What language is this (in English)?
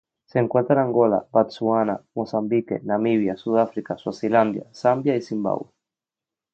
Spanish